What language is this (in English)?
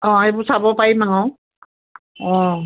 Assamese